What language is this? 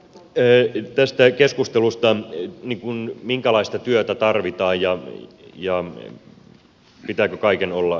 Finnish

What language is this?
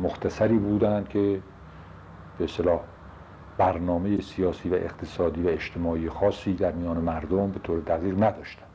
Persian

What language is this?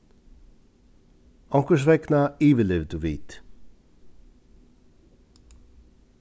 Faroese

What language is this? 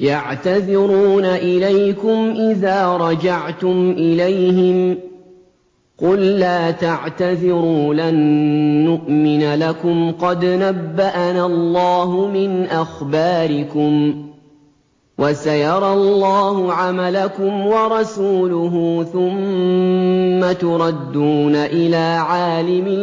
Arabic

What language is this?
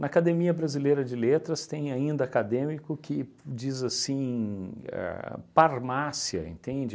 Portuguese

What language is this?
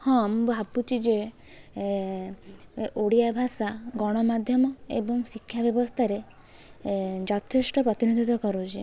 Odia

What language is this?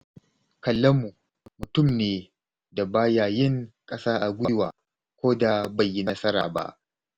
Hausa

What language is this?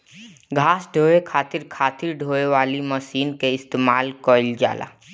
Bhojpuri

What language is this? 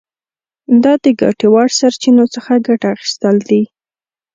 Pashto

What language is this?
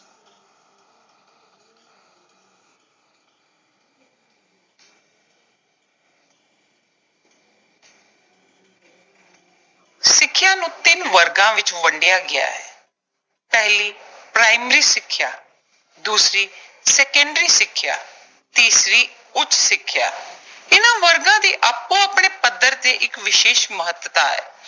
Punjabi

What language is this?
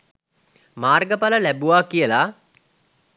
Sinhala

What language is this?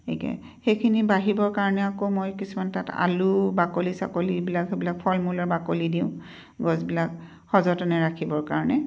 Assamese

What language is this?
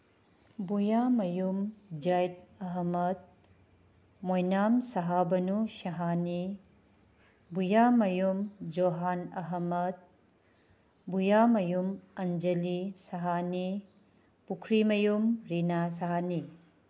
Manipuri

